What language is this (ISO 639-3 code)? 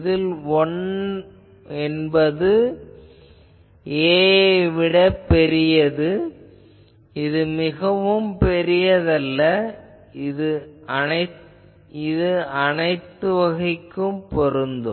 tam